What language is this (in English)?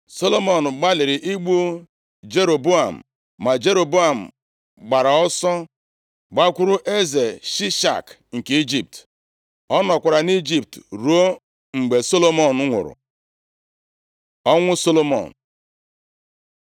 Igbo